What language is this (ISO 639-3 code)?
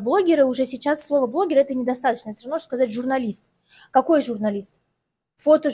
rus